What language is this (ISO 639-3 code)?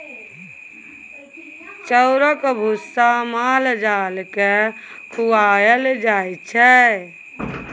mai